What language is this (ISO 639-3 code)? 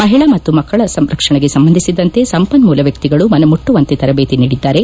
kan